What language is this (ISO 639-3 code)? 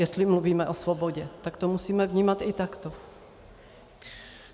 ces